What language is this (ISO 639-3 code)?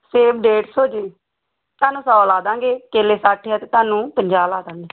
pan